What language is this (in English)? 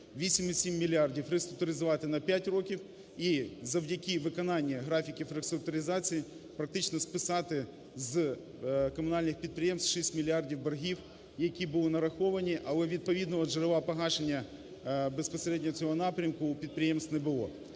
Ukrainian